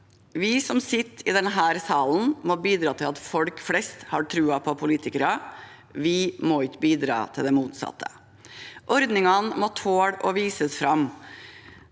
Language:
Norwegian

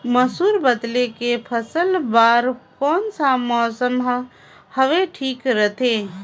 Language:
Chhattisgarhi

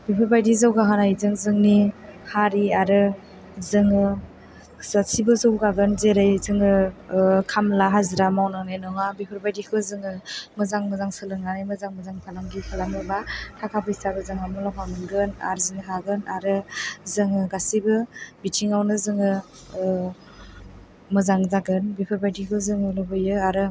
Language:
Bodo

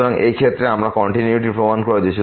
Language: Bangla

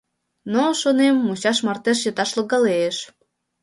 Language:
Mari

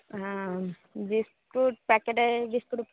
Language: Odia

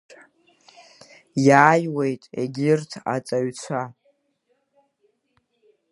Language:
Abkhazian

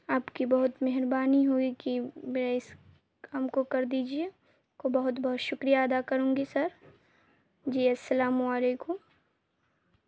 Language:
Urdu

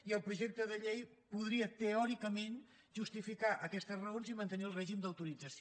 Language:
Catalan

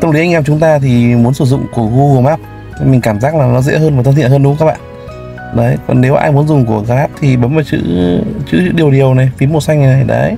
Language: Vietnamese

